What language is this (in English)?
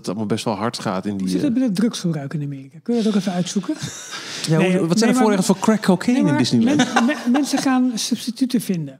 Dutch